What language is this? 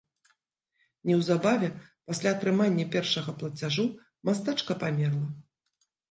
Belarusian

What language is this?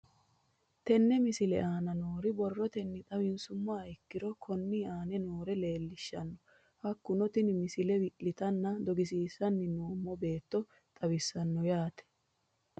Sidamo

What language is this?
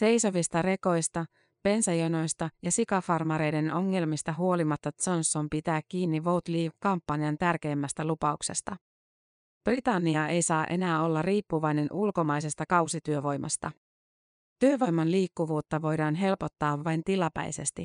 Finnish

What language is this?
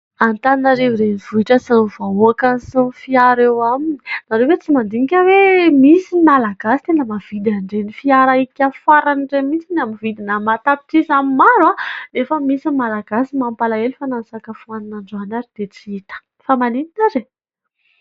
Malagasy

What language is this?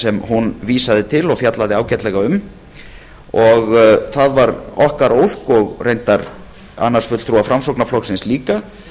Icelandic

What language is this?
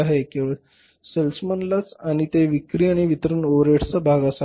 Marathi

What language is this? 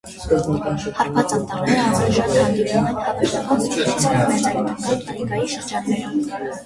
Armenian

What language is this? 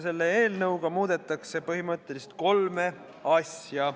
Estonian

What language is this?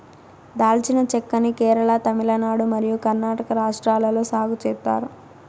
Telugu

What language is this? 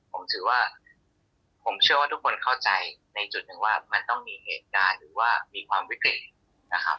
Thai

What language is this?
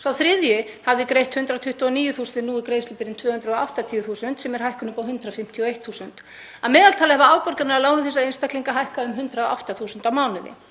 Icelandic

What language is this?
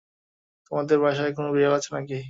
Bangla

